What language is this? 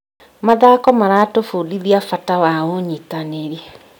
Kikuyu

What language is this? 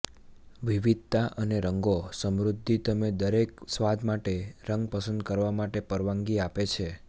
Gujarati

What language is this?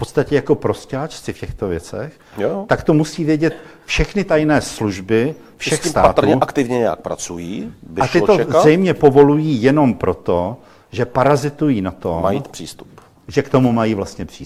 Czech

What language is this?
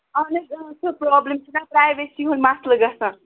Kashmiri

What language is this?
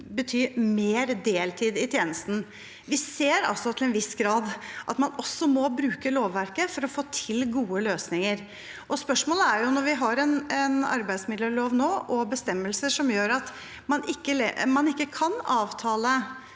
Norwegian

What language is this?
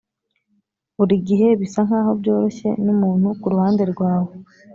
Kinyarwanda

